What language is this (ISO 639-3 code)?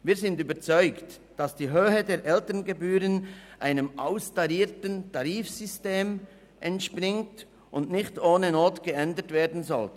gsw